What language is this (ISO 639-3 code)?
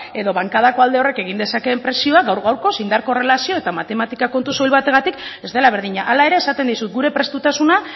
eus